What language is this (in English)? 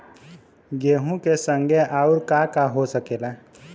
Bhojpuri